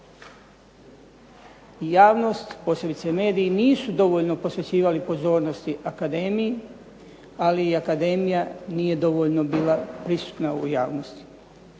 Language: Croatian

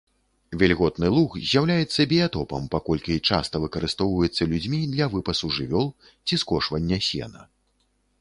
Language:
Belarusian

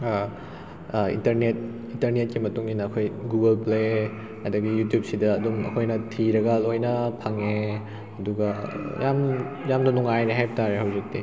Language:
Manipuri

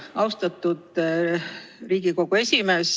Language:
Estonian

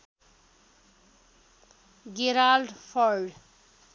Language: Nepali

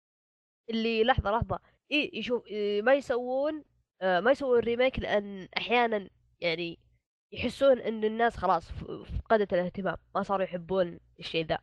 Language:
Arabic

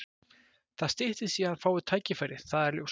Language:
Icelandic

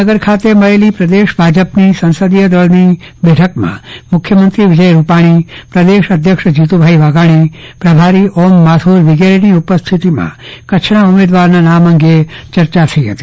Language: Gujarati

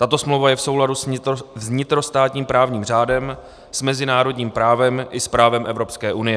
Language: Czech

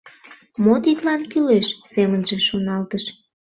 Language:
Mari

